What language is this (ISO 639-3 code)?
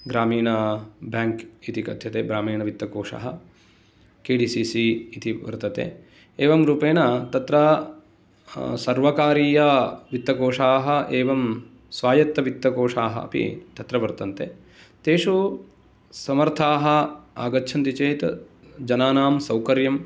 san